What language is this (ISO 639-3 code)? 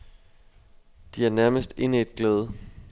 dan